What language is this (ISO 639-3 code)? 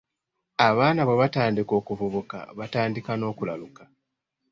lug